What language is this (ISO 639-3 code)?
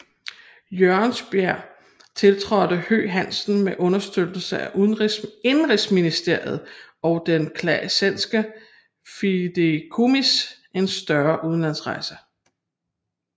dan